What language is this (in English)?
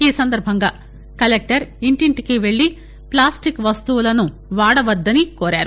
Telugu